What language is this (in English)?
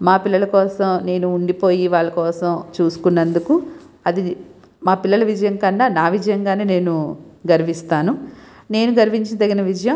Telugu